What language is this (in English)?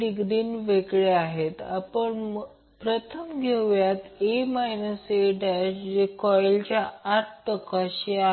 Marathi